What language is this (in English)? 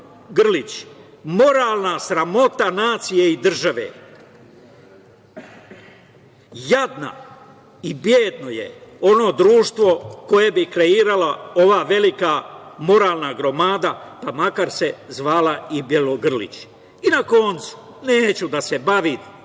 Serbian